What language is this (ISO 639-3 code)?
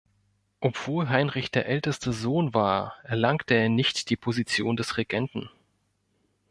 deu